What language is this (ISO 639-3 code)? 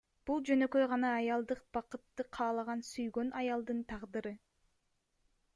kir